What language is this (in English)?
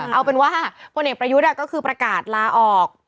Thai